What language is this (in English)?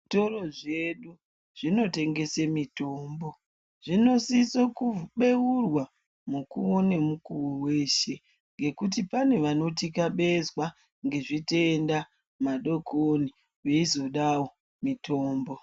Ndau